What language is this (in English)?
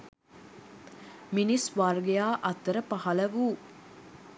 Sinhala